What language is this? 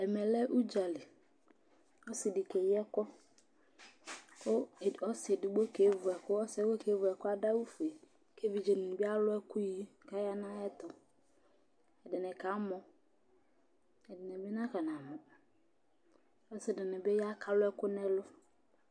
Ikposo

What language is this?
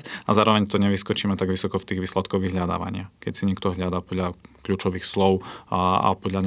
Slovak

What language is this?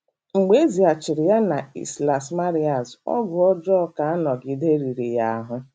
Igbo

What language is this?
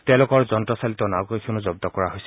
Assamese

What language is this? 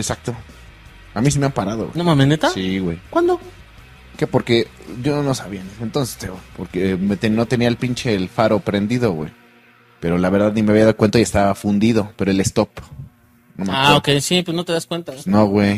Spanish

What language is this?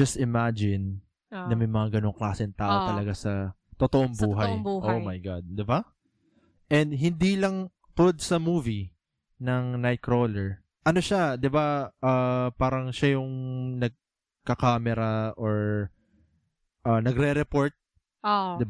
Filipino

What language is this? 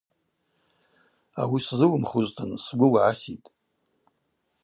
Abaza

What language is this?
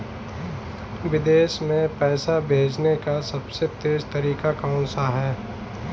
Hindi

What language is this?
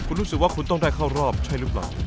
Thai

